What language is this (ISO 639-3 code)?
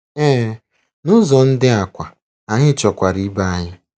ibo